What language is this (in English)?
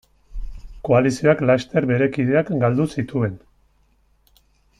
Basque